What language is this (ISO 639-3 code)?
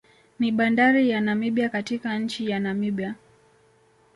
swa